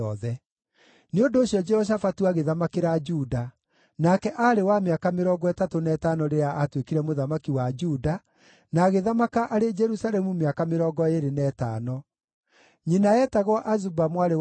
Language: Kikuyu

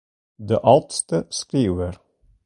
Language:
Western Frisian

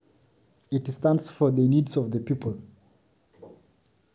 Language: Masai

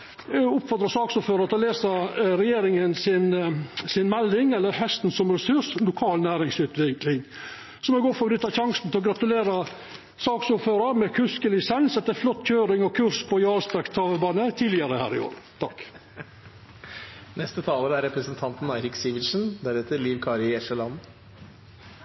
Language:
Norwegian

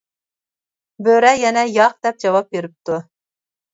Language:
Uyghur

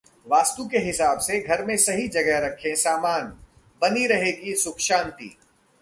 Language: Hindi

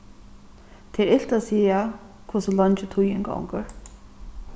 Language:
Faroese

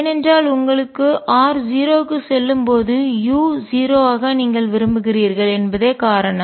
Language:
Tamil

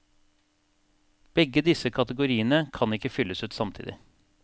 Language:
Norwegian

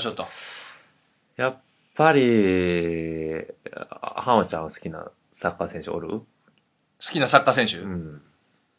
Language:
Japanese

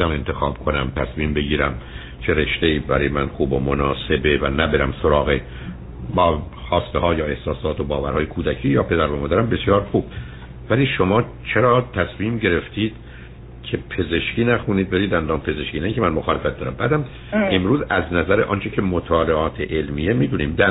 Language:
Persian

